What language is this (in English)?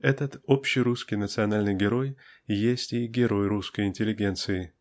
Russian